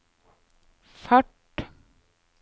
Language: Norwegian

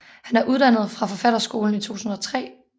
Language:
Danish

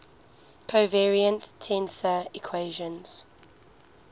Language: English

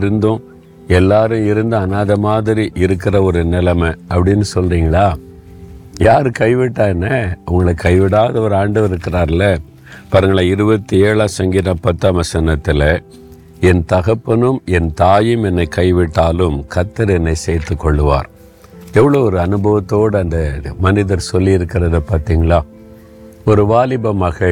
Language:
Tamil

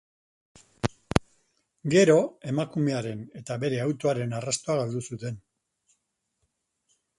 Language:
Basque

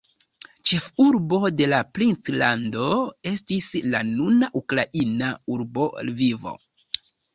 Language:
Esperanto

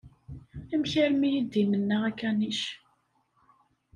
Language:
Kabyle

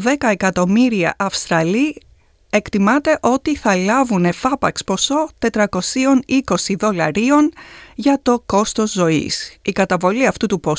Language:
Greek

